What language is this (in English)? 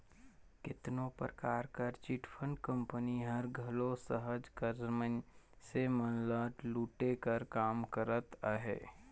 Chhattisgarhi